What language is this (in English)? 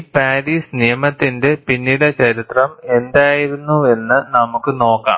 Malayalam